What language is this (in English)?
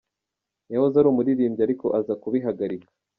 Kinyarwanda